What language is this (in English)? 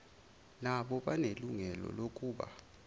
Zulu